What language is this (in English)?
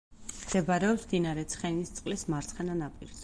Georgian